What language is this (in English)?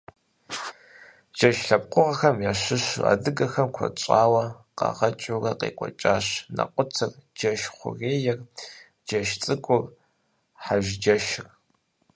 Kabardian